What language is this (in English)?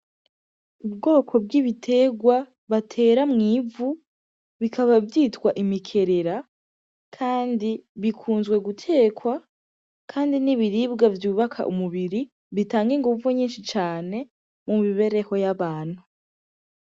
Rundi